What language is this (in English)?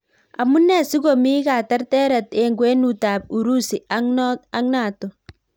Kalenjin